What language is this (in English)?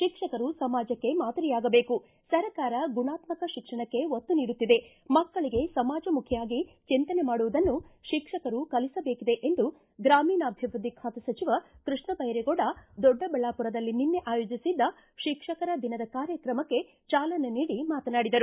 Kannada